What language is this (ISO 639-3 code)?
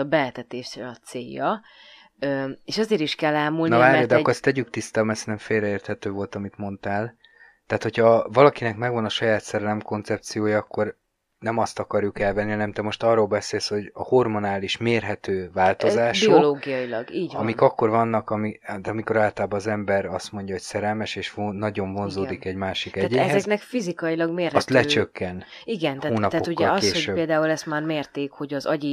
hun